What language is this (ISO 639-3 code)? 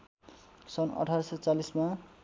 nep